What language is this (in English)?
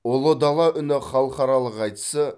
Kazakh